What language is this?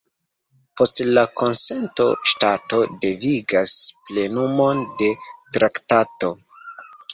Esperanto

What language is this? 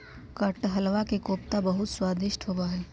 Magahi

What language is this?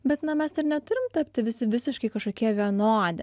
Lithuanian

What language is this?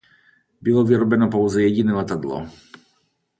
Czech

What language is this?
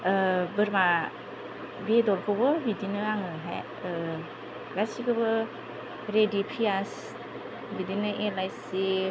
Bodo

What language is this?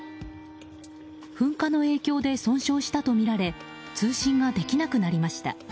Japanese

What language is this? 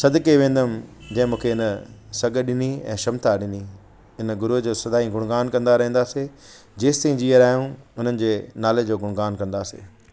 Sindhi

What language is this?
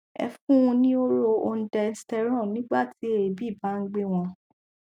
Yoruba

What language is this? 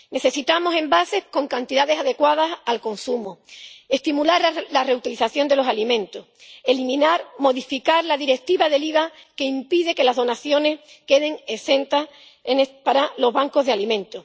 Spanish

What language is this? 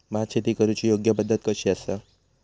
Marathi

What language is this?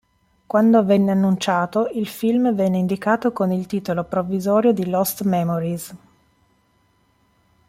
Italian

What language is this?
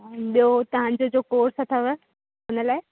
Sindhi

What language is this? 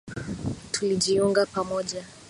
Swahili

